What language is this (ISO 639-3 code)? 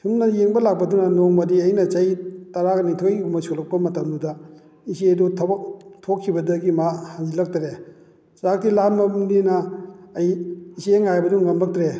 mni